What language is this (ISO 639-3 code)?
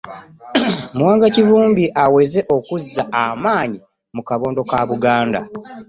lug